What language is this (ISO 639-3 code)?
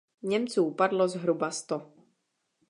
ces